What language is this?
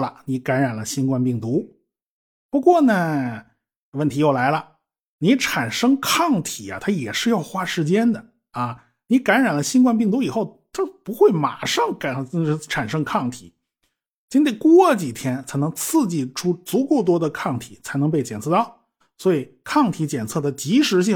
Chinese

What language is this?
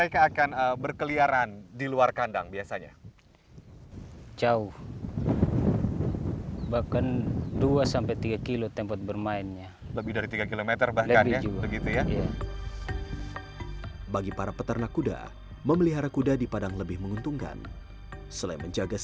Indonesian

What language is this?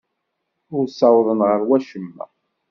Kabyle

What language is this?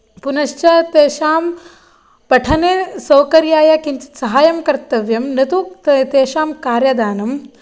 Sanskrit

